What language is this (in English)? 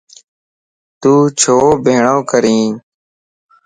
Lasi